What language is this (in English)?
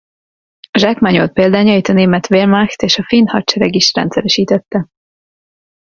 Hungarian